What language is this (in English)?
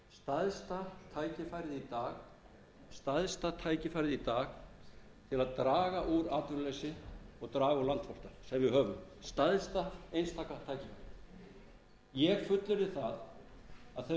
Icelandic